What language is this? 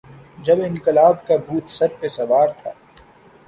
Urdu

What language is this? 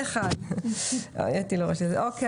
Hebrew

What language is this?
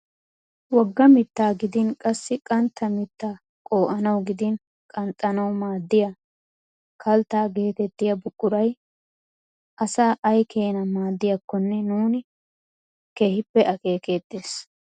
Wolaytta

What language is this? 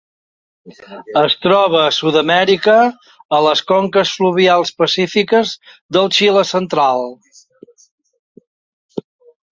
Catalan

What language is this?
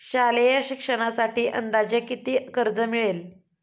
Marathi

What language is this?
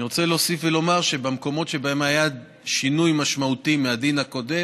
Hebrew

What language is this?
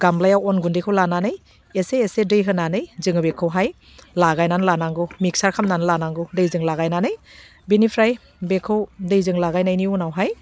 Bodo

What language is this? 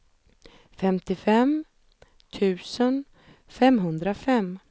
Swedish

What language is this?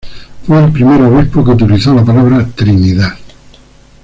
Spanish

